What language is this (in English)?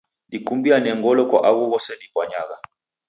Taita